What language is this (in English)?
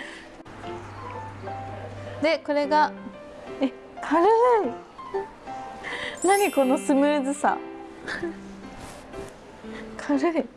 Japanese